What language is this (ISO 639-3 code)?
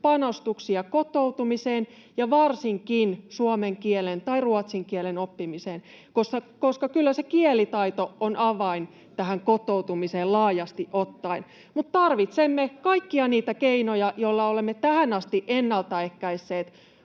fin